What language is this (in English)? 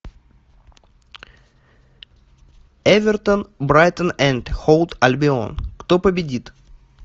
Russian